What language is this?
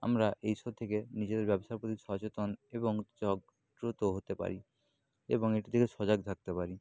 Bangla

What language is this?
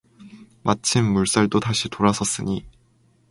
Korean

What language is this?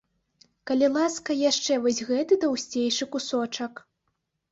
Belarusian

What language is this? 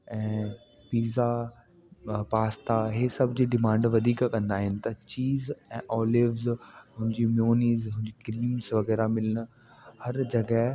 Sindhi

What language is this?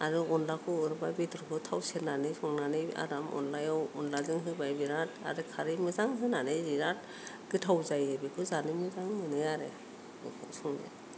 Bodo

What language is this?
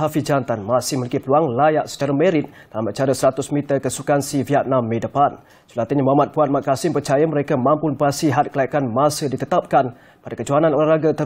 Malay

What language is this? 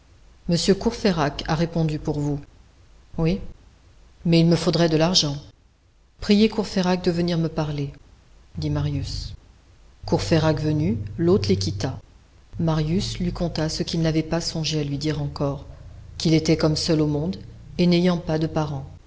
French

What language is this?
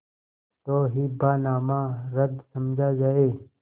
Hindi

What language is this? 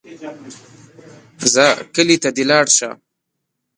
Pashto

